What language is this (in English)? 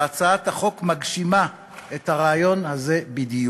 Hebrew